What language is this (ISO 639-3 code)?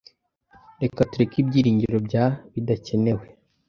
kin